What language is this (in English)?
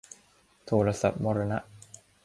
Thai